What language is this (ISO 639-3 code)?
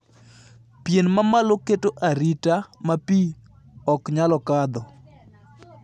luo